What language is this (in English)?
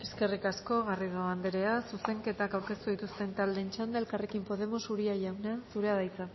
Basque